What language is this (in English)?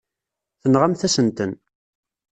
Kabyle